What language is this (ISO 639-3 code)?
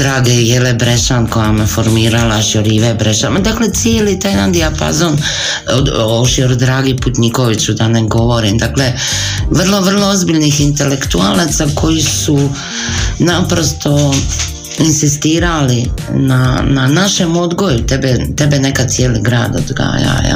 hrv